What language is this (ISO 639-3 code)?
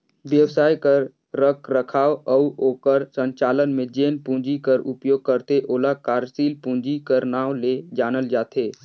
hne